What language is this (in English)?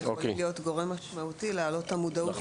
Hebrew